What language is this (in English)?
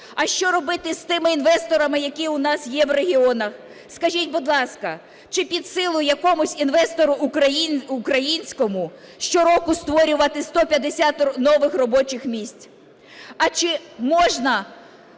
Ukrainian